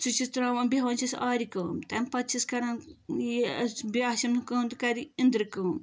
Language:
Kashmiri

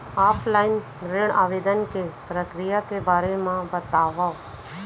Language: Chhattisgarhi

